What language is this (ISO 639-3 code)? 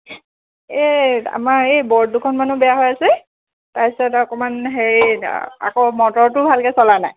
asm